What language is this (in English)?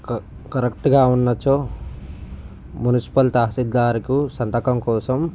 Telugu